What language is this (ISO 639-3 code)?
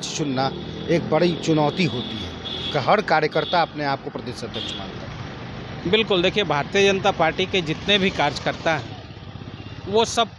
hin